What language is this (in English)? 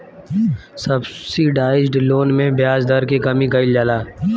Bhojpuri